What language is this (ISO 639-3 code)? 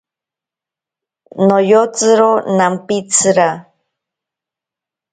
prq